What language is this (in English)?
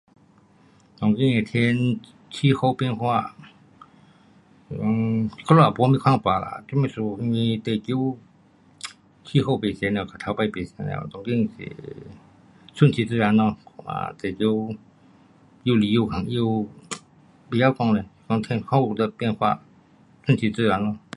Pu-Xian Chinese